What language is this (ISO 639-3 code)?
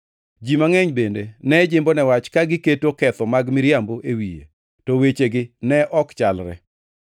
luo